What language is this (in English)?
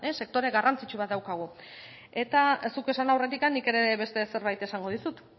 Basque